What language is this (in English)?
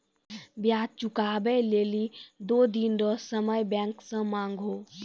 Maithili